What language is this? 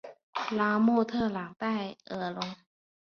Chinese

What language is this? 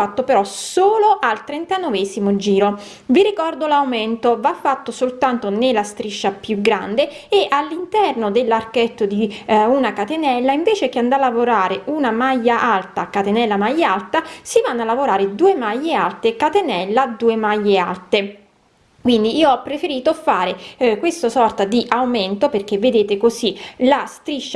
Italian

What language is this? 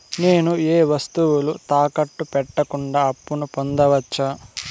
Telugu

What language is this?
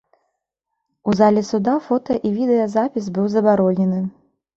Belarusian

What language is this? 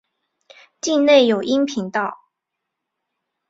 Chinese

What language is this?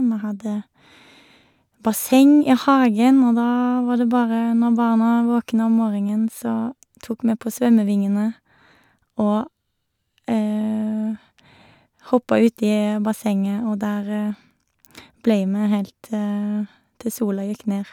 Norwegian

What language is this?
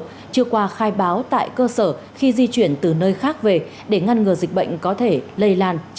Vietnamese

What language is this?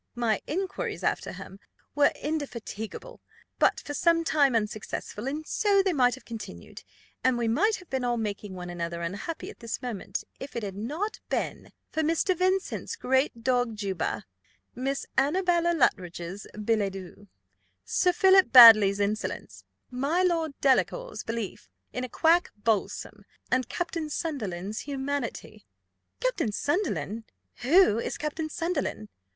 English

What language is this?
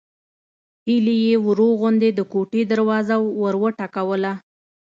Pashto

